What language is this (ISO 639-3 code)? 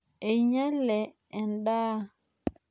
mas